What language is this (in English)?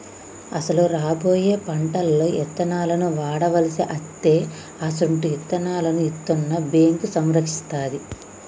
Telugu